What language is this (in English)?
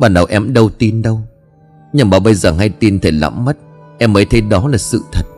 Vietnamese